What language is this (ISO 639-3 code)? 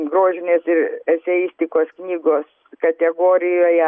lit